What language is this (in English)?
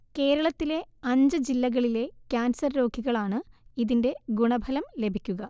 Malayalam